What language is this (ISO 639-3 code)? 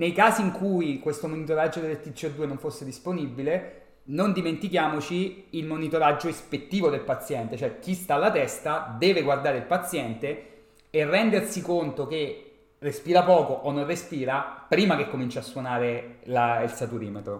ita